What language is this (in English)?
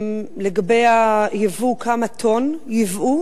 Hebrew